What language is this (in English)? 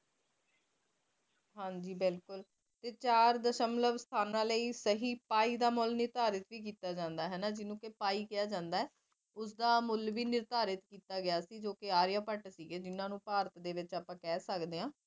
Punjabi